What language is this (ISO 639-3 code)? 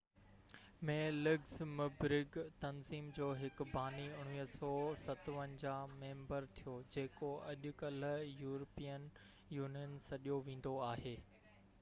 snd